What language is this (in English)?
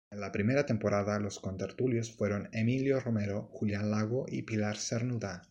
Spanish